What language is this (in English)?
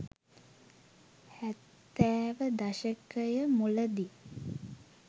Sinhala